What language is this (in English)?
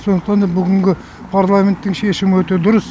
Kazakh